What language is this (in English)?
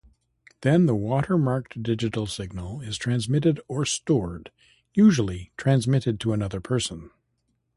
English